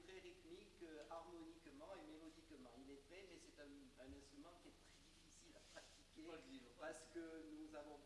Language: French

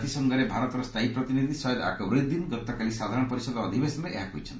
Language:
Odia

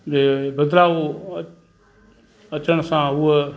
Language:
Sindhi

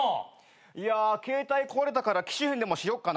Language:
Japanese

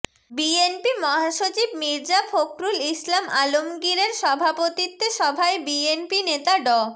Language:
Bangla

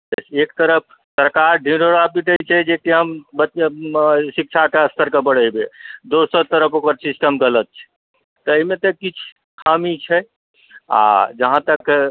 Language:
Maithili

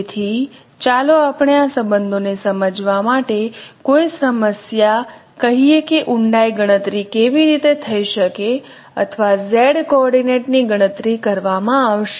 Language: Gujarati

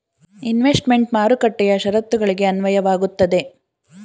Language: Kannada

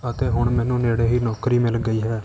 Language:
Punjabi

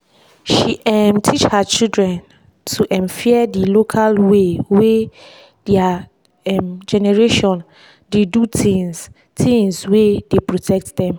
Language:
Nigerian Pidgin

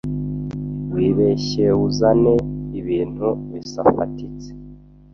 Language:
Kinyarwanda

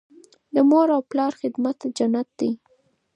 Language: Pashto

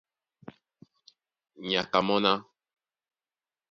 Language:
Duala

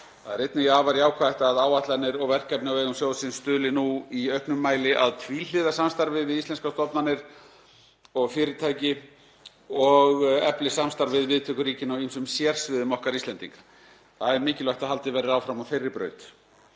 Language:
Icelandic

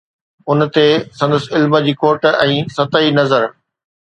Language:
Sindhi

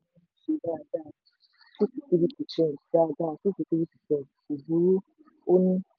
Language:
Yoruba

